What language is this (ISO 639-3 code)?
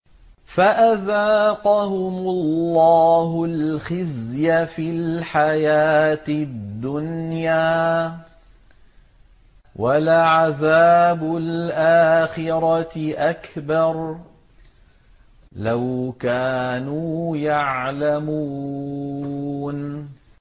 ara